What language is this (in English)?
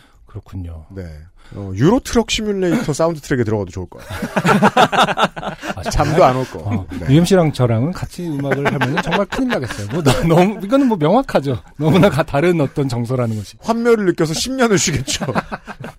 Korean